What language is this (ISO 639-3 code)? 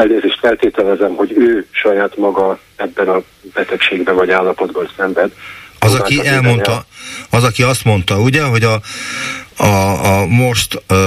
hun